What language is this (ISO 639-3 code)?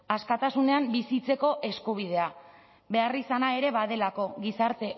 eus